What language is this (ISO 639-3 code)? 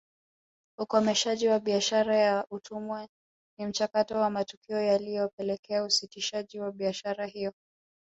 swa